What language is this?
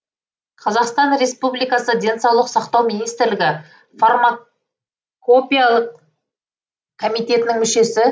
Kazakh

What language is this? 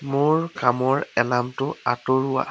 Assamese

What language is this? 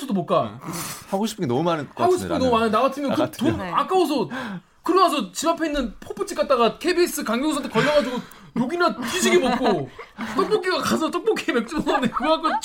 Korean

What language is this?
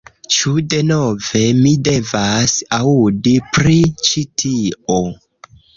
Esperanto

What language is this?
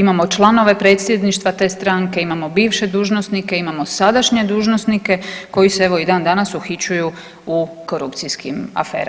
Croatian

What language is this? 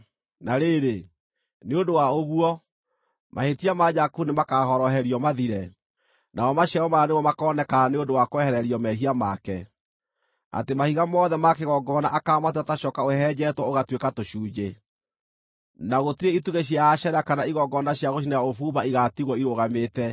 Kikuyu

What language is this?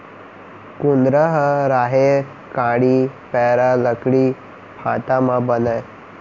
Chhattisgarhi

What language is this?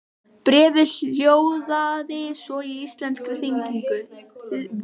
Icelandic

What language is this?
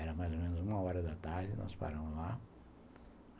Portuguese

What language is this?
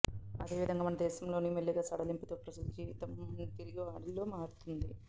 Telugu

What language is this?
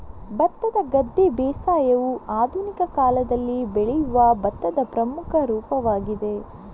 Kannada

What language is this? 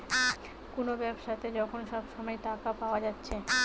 Bangla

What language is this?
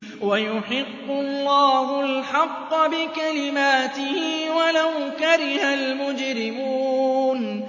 Arabic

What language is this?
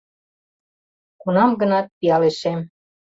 Mari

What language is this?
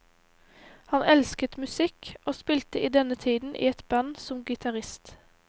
Norwegian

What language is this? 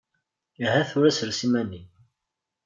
Kabyle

